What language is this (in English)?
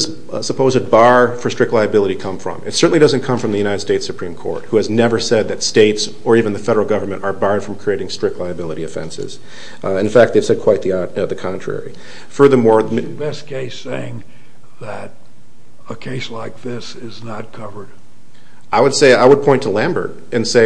English